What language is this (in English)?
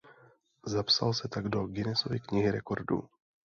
Czech